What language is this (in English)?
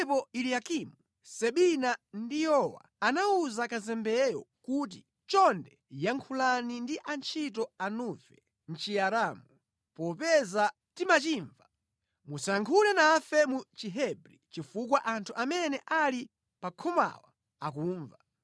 Nyanja